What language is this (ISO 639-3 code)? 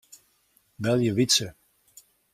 fry